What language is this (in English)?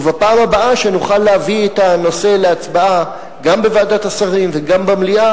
Hebrew